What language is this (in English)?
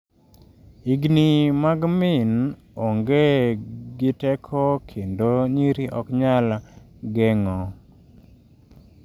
Luo (Kenya and Tanzania)